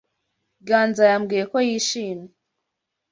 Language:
Kinyarwanda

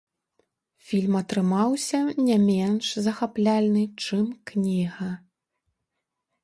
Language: Belarusian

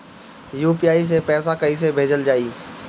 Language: Bhojpuri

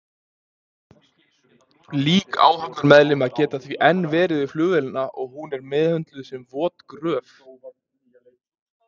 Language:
Icelandic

